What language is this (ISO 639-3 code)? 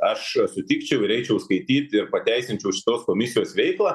lit